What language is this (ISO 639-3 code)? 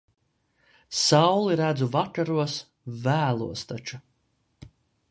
lav